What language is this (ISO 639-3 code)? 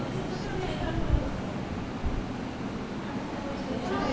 ben